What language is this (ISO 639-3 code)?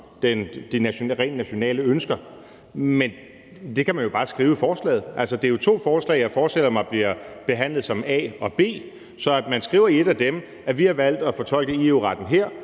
dan